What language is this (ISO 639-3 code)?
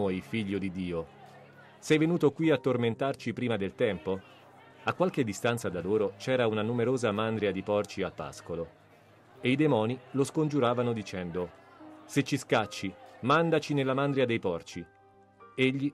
ita